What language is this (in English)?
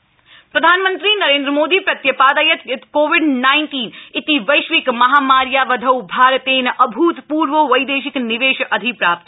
Sanskrit